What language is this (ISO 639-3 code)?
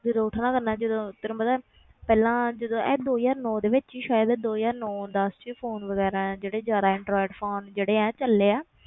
pan